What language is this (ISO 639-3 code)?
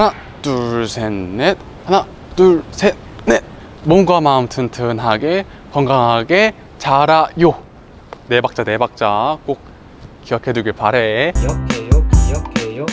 kor